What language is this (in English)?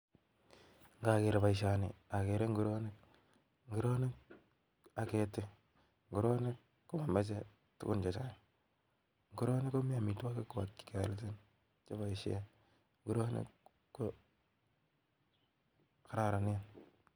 Kalenjin